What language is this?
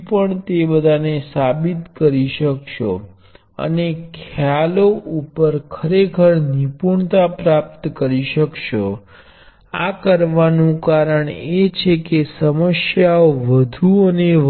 Gujarati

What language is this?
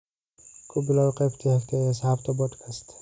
Somali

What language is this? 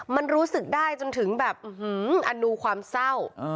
Thai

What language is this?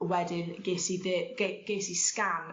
Welsh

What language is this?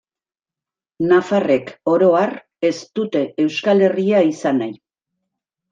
Basque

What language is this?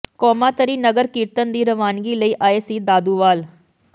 Punjabi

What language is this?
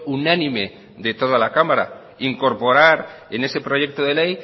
Spanish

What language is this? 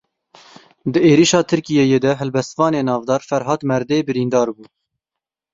Kurdish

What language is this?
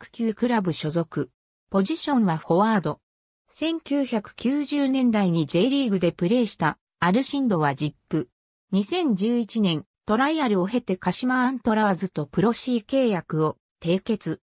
Japanese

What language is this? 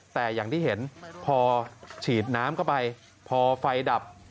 Thai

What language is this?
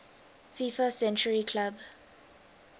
English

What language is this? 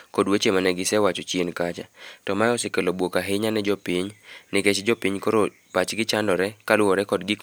Luo (Kenya and Tanzania)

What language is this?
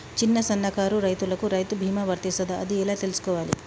Telugu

